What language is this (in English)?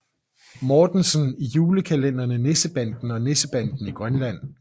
Danish